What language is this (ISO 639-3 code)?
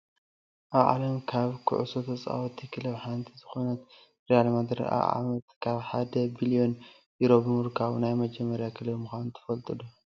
tir